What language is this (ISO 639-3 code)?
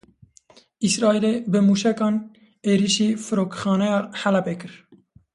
kur